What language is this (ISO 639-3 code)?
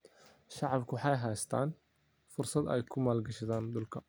som